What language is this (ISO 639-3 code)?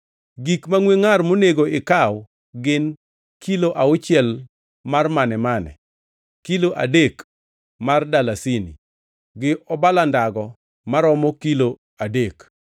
luo